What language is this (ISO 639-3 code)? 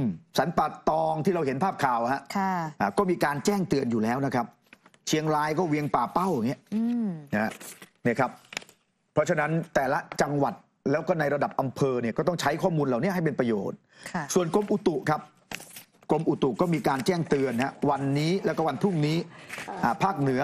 tha